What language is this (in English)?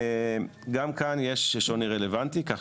Hebrew